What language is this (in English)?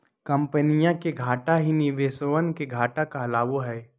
Magahi